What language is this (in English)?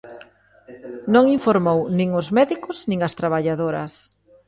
Galician